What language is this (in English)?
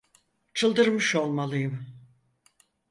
Turkish